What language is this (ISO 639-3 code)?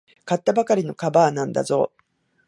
jpn